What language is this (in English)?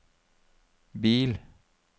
Norwegian